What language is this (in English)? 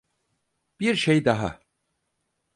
Turkish